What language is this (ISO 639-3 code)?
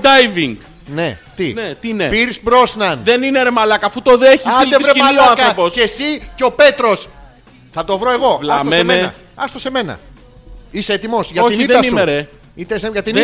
ell